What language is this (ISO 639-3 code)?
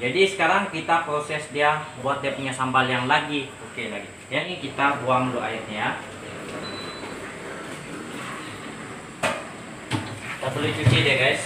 ind